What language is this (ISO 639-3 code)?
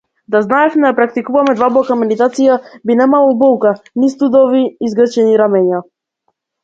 mkd